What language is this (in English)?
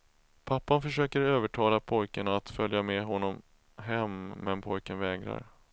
Swedish